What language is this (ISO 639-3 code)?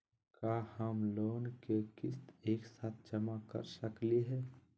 mag